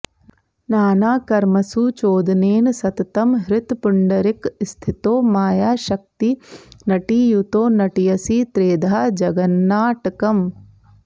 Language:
Sanskrit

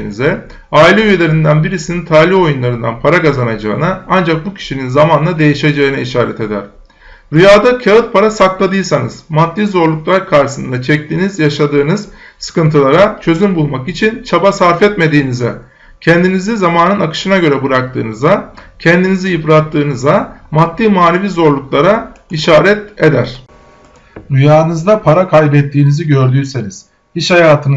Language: Turkish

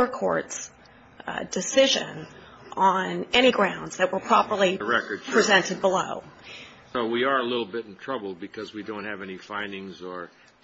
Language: English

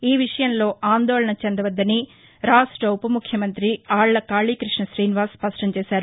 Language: Telugu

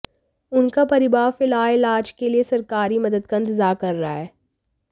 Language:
Hindi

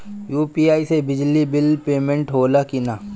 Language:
Bhojpuri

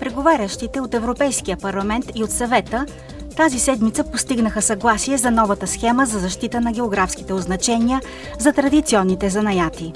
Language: Bulgarian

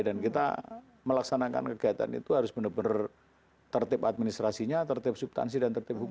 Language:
Indonesian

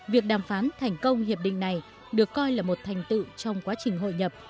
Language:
Vietnamese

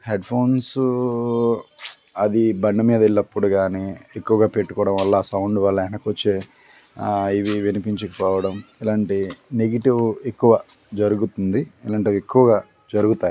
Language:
Telugu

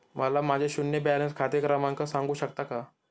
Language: Marathi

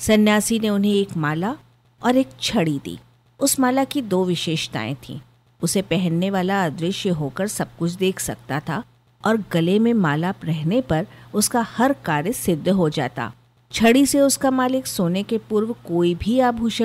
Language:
Hindi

